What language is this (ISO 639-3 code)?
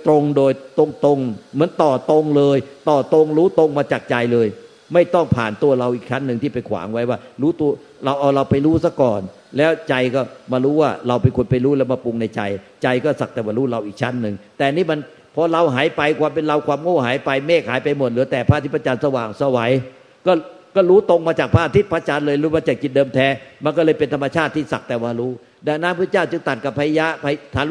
tha